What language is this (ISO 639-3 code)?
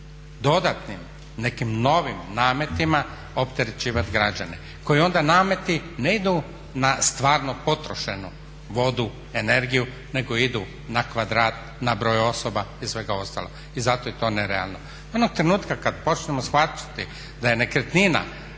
hrv